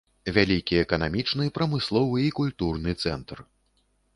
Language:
Belarusian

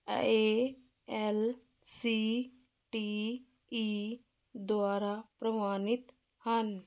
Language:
Punjabi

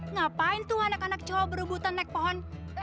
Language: Indonesian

